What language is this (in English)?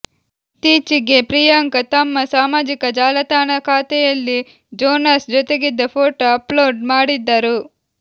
Kannada